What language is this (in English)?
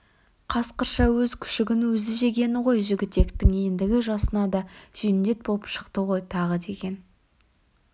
Kazakh